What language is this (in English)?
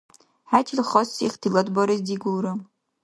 Dargwa